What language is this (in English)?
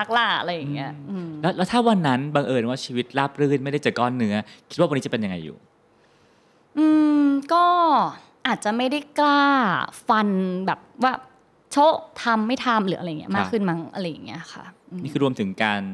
Thai